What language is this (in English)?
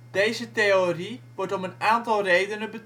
Dutch